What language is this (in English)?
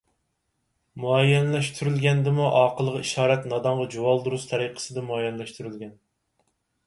Uyghur